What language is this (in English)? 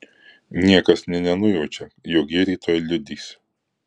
Lithuanian